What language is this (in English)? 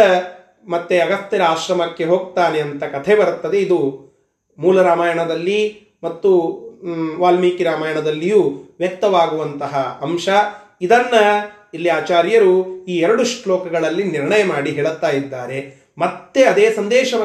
Kannada